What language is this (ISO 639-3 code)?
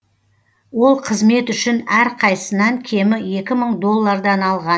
kaz